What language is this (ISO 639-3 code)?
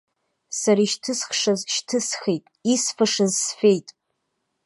abk